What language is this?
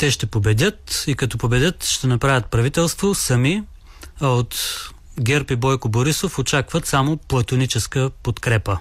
Bulgarian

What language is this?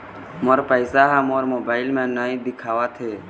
Chhattisgarhi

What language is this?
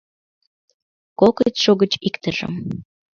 Mari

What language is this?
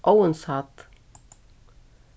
Faroese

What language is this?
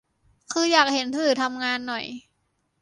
Thai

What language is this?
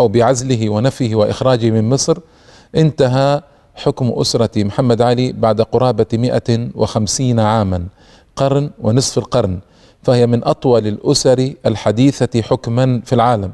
Arabic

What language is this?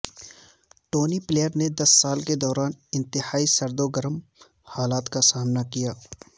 Urdu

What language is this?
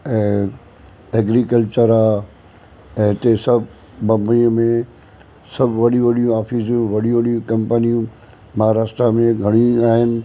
Sindhi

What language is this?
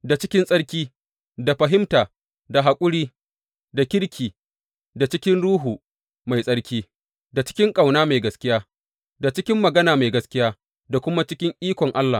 Hausa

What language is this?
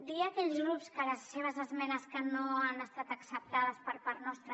Catalan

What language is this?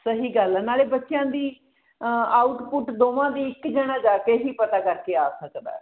Punjabi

